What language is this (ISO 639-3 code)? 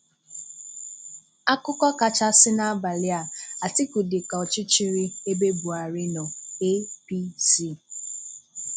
ibo